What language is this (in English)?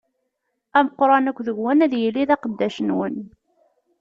Kabyle